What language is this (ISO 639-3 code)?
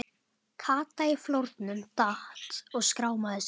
isl